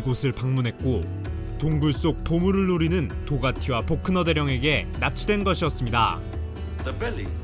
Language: Korean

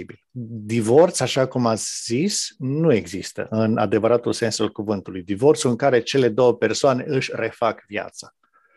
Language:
Romanian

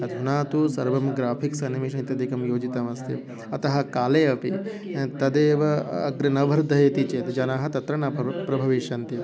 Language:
Sanskrit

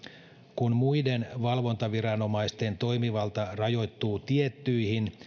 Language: Finnish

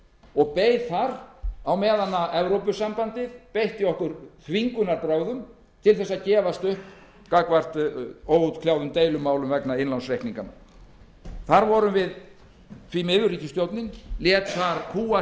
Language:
Icelandic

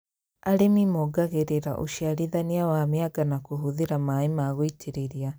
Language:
Kikuyu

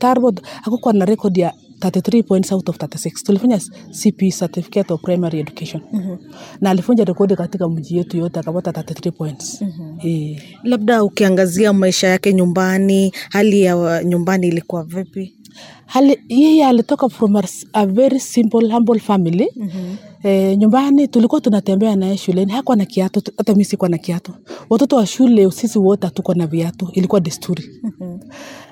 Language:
Swahili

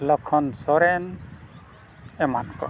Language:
Santali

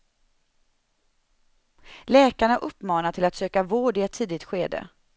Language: Swedish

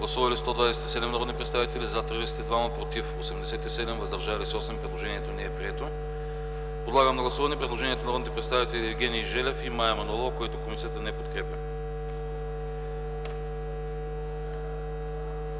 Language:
Bulgarian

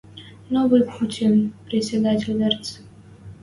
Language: Western Mari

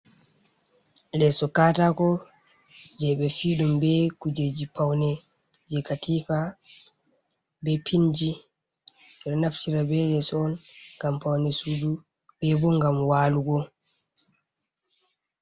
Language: Fula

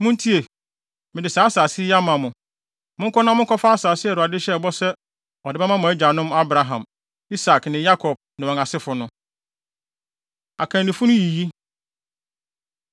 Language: Akan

